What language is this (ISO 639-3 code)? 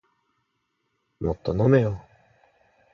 jpn